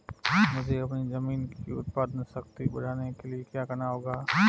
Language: Hindi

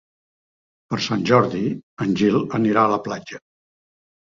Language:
Catalan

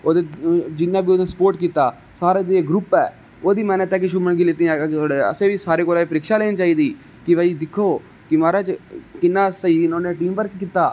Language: Dogri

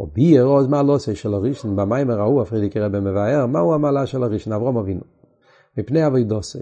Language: Hebrew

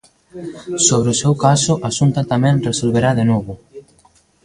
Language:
Galician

